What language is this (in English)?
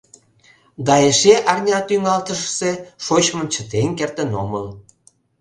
Mari